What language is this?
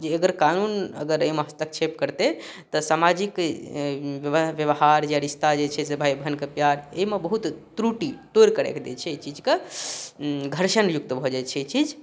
Maithili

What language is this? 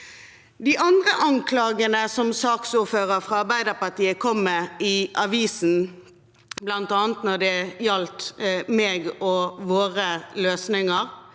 Norwegian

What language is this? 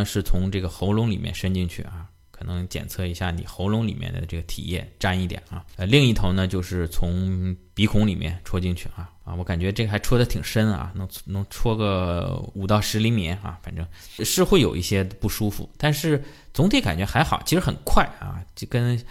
Chinese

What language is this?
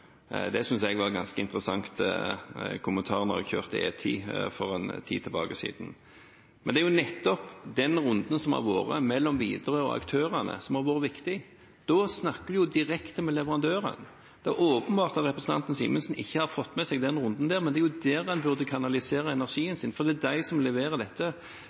Norwegian Bokmål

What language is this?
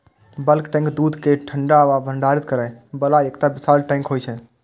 Maithili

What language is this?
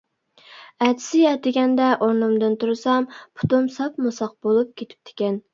Uyghur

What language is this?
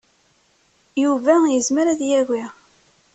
Kabyle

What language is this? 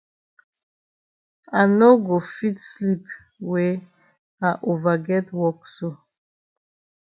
Cameroon Pidgin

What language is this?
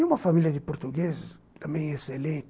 Portuguese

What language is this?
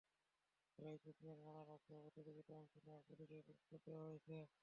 Bangla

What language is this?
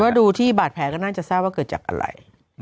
Thai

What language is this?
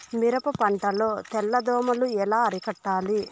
Telugu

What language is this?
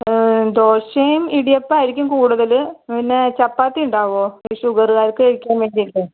Malayalam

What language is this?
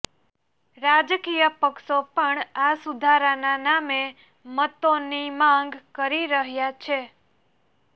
Gujarati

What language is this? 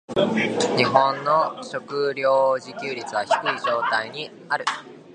Japanese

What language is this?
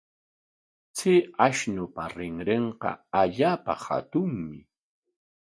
Corongo Ancash Quechua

